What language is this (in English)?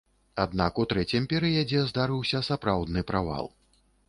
Belarusian